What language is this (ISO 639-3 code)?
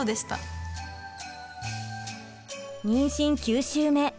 jpn